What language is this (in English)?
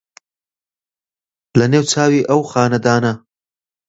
Central Kurdish